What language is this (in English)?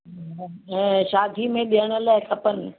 Sindhi